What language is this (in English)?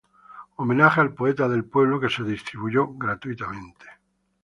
Spanish